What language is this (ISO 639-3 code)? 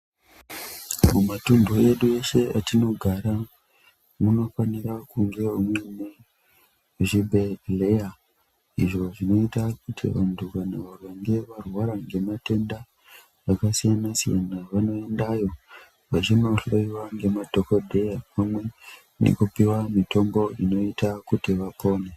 ndc